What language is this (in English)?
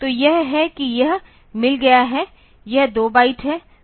Hindi